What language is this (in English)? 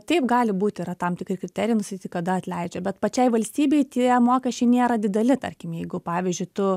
Lithuanian